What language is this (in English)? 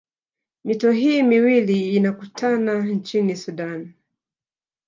Swahili